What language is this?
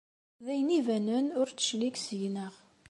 Kabyle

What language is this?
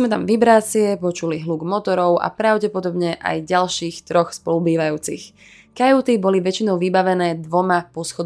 Slovak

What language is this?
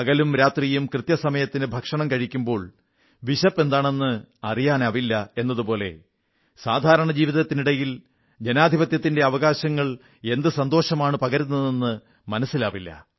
Malayalam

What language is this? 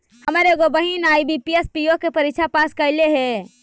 Magahi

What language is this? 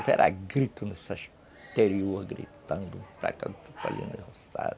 Portuguese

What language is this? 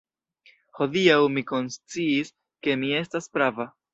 Esperanto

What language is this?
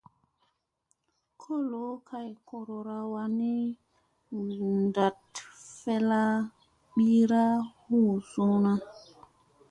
Musey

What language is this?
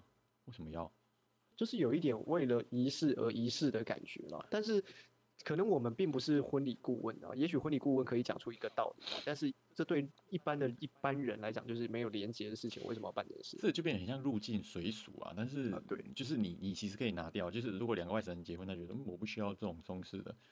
Chinese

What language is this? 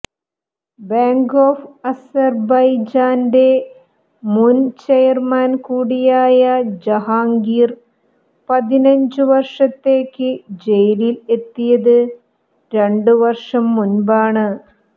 Malayalam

